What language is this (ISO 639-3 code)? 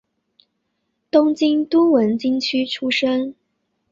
zho